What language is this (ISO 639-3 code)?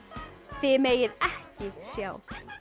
isl